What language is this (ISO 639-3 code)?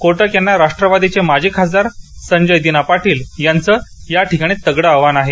mar